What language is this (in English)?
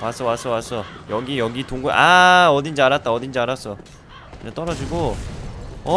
Korean